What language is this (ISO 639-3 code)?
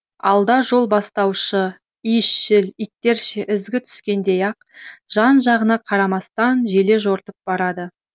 kaz